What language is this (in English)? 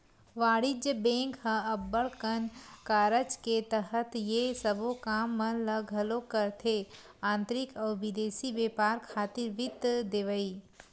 Chhattisgarhi